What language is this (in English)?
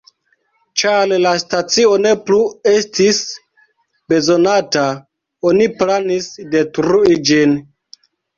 Esperanto